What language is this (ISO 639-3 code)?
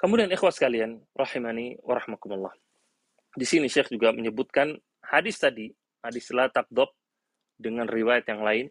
ind